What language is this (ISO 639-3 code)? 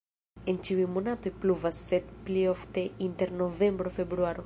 epo